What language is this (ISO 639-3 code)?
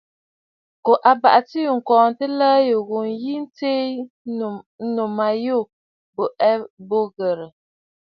bfd